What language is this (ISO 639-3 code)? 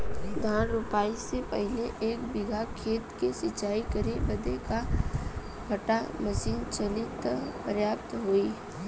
bho